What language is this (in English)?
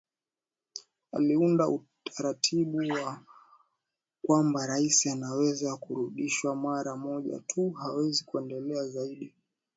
Swahili